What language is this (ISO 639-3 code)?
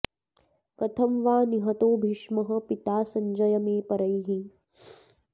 san